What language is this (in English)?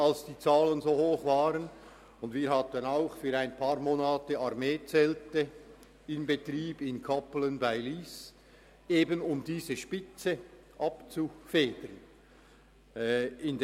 Swiss German